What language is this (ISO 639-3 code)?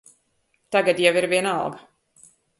lav